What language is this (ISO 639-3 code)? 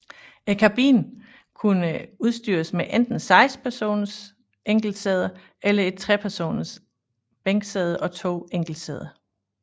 dan